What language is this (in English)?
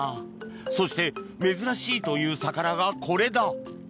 Japanese